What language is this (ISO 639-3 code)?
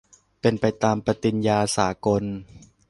tha